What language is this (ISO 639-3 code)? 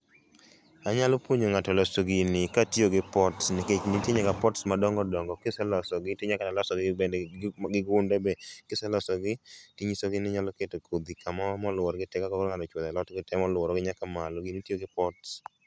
luo